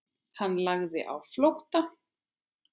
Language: Icelandic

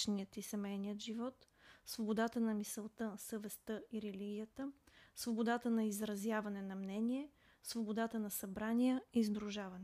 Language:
Bulgarian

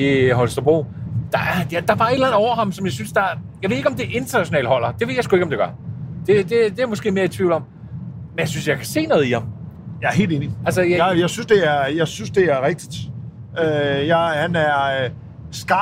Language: Danish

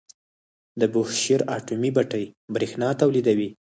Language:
Pashto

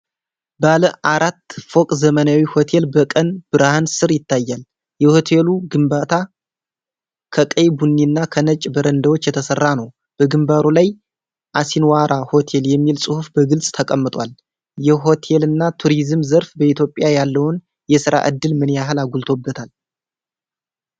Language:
Amharic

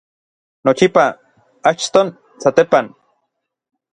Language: Orizaba Nahuatl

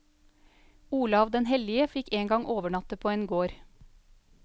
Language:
Norwegian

